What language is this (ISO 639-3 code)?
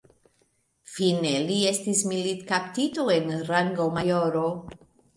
epo